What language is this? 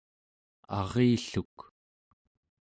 Central Yupik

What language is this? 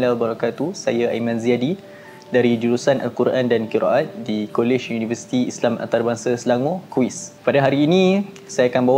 Malay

